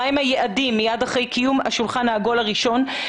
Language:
Hebrew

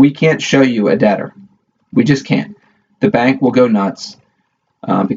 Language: English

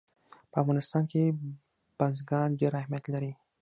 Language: Pashto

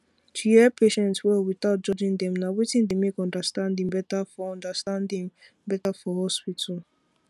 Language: Nigerian Pidgin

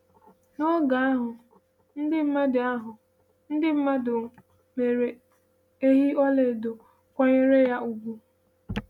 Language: Igbo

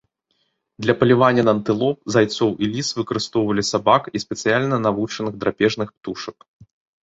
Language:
Belarusian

